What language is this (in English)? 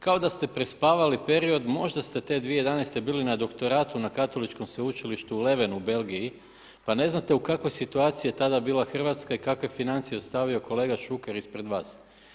Croatian